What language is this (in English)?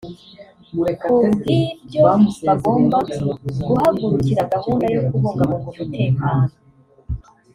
Kinyarwanda